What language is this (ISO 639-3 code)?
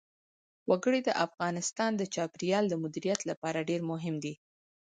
pus